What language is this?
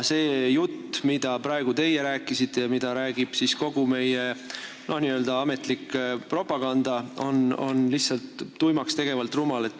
Estonian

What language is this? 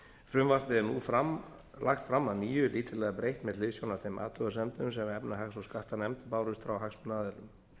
Icelandic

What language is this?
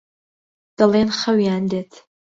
Central Kurdish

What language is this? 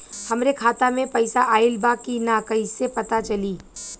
Bhojpuri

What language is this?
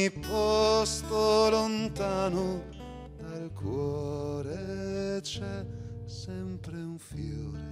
Romanian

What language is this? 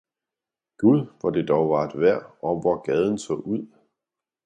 Danish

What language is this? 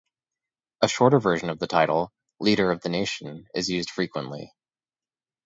English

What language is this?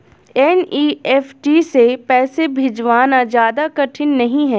Hindi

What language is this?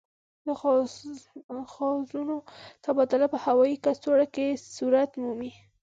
Pashto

